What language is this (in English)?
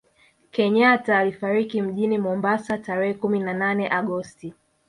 Swahili